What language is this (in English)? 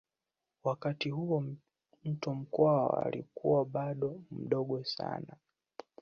Swahili